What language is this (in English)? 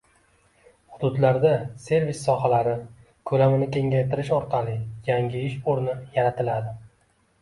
Uzbek